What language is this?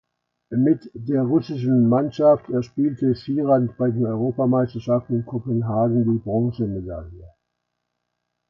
German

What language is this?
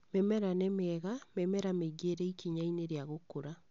Kikuyu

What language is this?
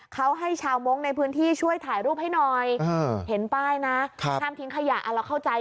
Thai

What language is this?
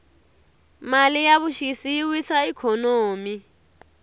Tsonga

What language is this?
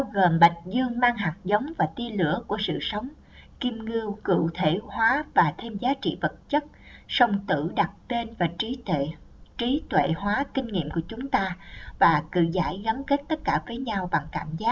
Vietnamese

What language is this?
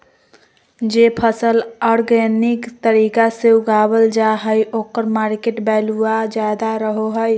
Magahi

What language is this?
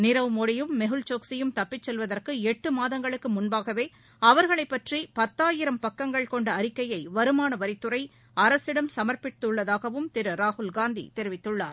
Tamil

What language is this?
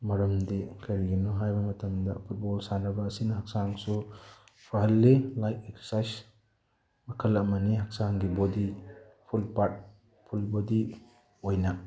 Manipuri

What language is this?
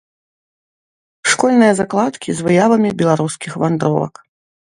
Belarusian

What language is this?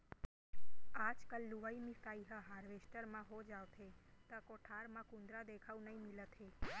Chhattisgarhi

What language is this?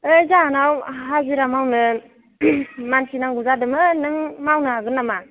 Bodo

